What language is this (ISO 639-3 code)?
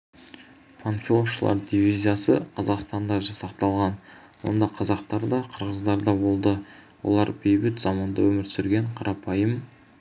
kaz